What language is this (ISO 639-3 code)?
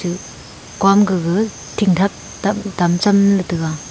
nnp